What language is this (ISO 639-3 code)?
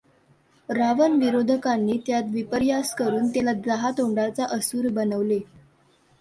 mar